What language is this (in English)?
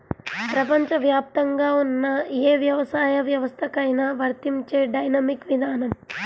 Telugu